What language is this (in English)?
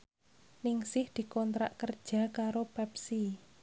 Javanese